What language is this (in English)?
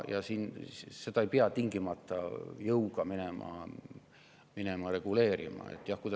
Estonian